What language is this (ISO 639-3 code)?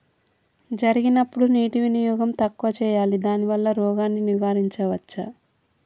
tel